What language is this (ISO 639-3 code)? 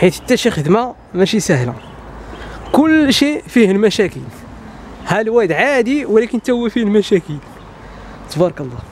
ara